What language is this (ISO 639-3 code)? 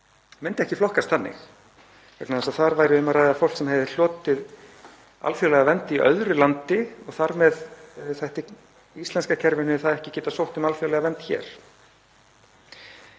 isl